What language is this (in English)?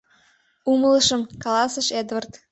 Mari